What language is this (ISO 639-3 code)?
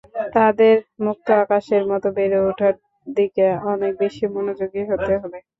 ben